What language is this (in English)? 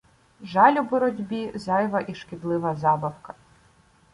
Ukrainian